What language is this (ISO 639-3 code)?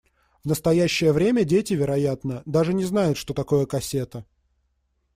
rus